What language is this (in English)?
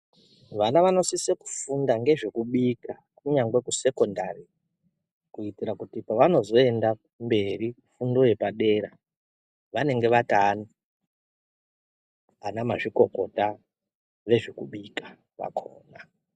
Ndau